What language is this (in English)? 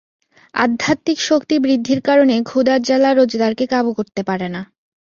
Bangla